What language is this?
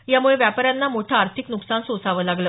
Marathi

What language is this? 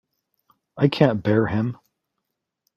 English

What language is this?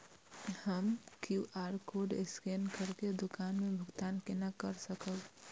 Maithili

